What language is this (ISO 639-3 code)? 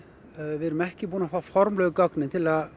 isl